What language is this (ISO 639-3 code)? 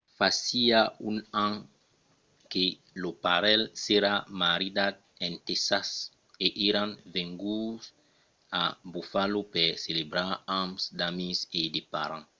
oci